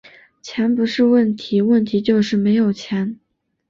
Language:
Chinese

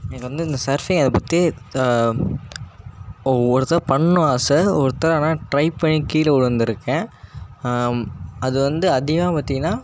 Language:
Tamil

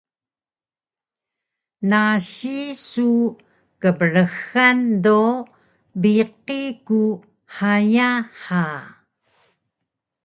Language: Taroko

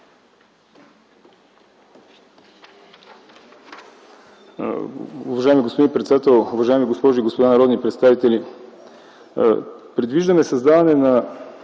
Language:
Bulgarian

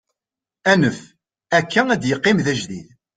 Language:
Kabyle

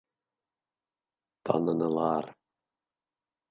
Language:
Bashkir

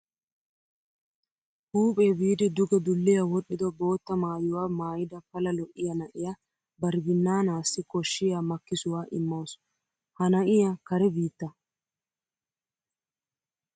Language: Wolaytta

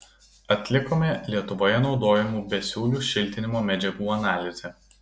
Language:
Lithuanian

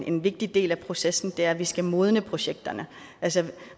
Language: Danish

